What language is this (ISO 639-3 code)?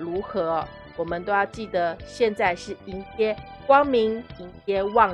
zho